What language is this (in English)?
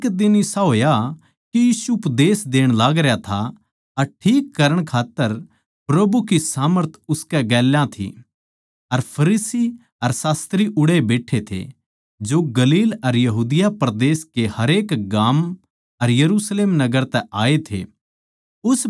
Haryanvi